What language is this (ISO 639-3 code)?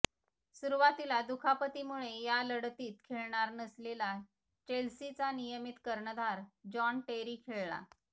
mar